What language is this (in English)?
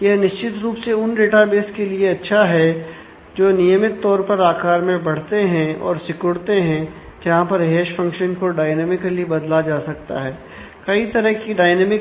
Hindi